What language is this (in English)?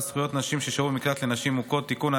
Hebrew